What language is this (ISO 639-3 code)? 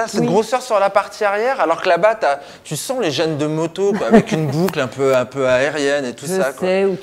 fra